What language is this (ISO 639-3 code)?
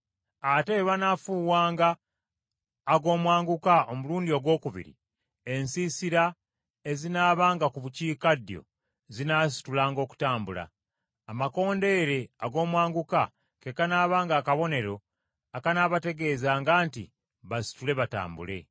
lug